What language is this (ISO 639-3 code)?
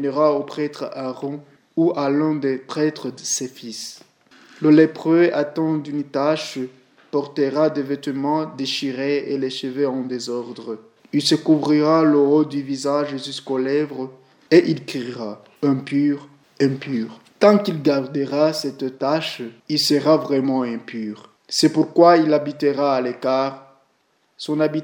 fra